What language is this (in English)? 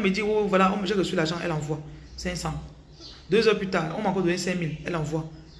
French